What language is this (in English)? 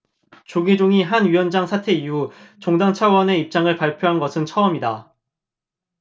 Korean